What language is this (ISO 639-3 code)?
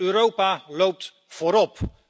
nld